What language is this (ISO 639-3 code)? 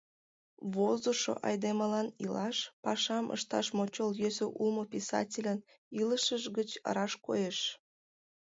chm